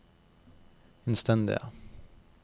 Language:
Norwegian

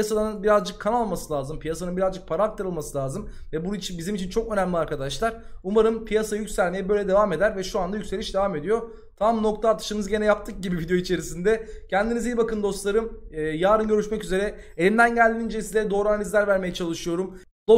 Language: Turkish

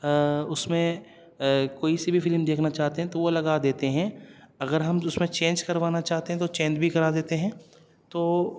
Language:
Urdu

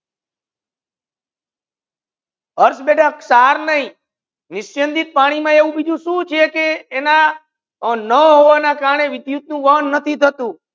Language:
Gujarati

